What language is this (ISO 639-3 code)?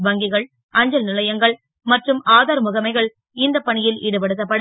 tam